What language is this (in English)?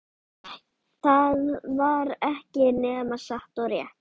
Icelandic